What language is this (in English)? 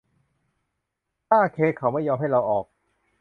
Thai